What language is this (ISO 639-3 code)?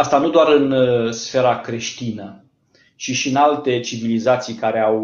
ron